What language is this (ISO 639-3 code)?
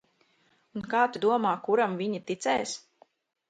lav